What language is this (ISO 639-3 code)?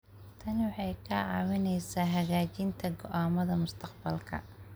som